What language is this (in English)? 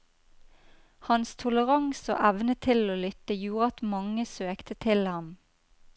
Norwegian